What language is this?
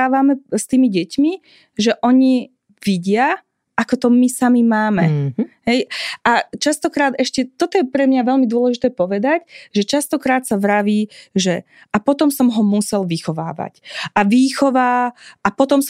Slovak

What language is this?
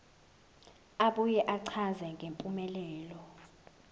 Zulu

